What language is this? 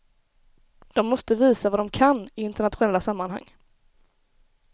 Swedish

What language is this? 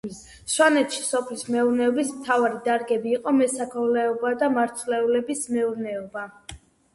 Georgian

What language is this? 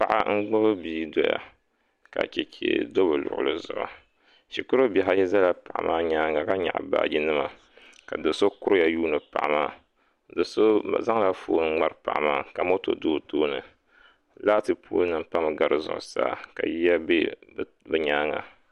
Dagbani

